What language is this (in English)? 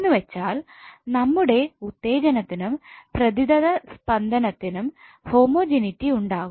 Malayalam